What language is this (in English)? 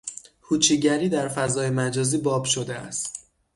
Persian